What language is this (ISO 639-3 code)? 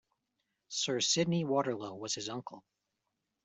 eng